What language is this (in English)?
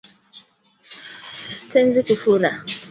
Swahili